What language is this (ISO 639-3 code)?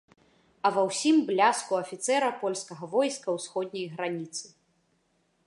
bel